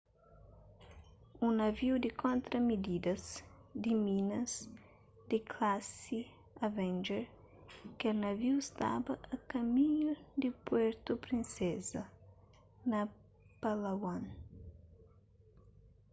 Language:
Kabuverdianu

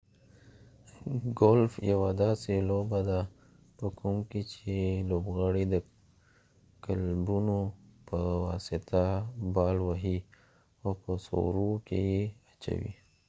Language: Pashto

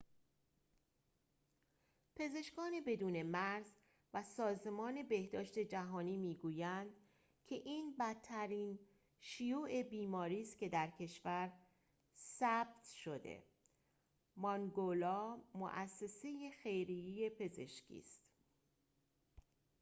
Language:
Persian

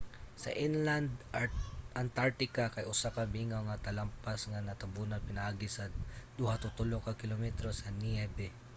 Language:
Cebuano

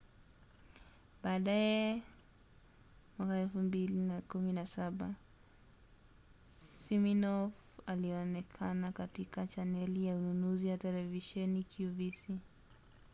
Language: Swahili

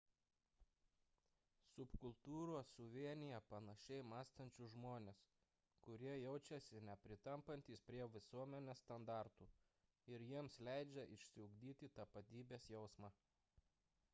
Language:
Lithuanian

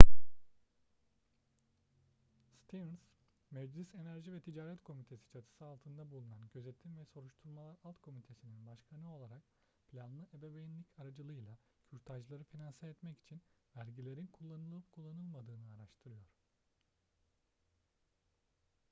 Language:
Turkish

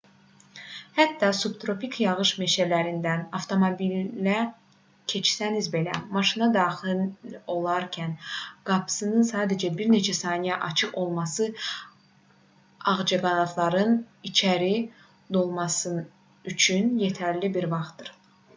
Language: Azerbaijani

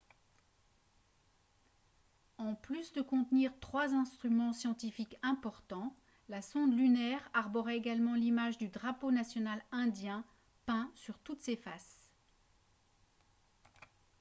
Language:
French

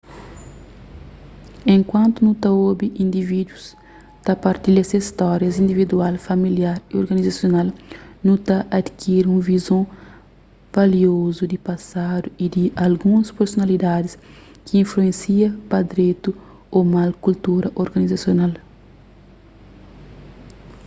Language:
Kabuverdianu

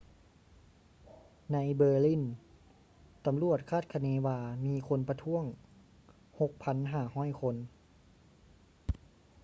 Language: Lao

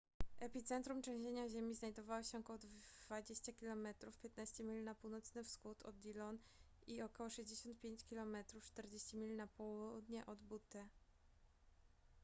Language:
Polish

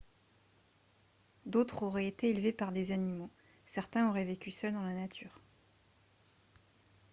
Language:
French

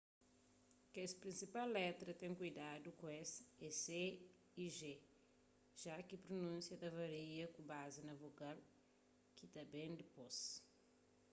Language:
Kabuverdianu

